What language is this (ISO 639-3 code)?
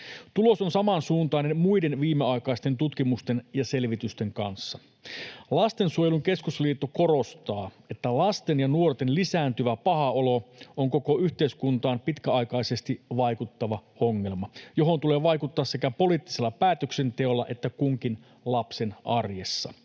fin